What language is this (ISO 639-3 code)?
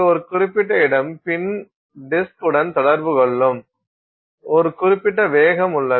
tam